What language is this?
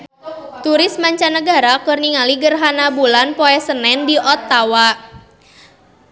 Sundanese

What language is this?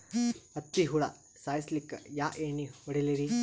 Kannada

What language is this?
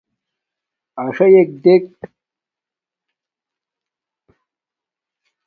Domaaki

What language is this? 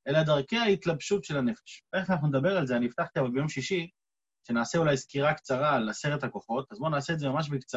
Hebrew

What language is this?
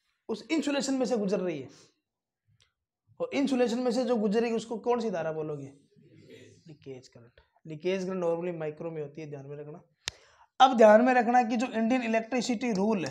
Hindi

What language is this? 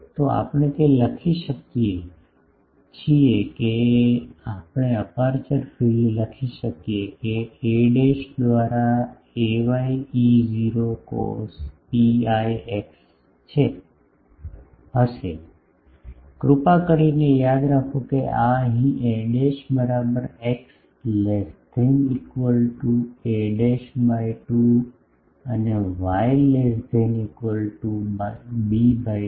Gujarati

